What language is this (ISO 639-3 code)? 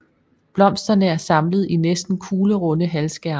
dan